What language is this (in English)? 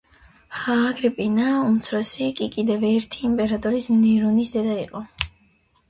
Georgian